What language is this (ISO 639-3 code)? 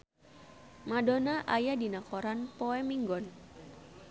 sun